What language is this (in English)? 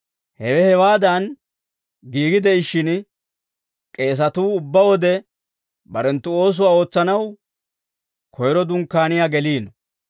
Dawro